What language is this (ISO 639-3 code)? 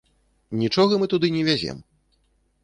bel